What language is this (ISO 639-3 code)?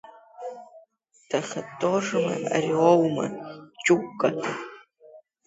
abk